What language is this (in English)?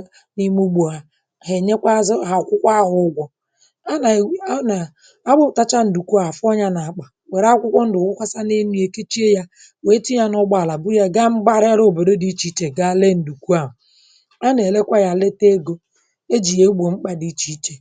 Igbo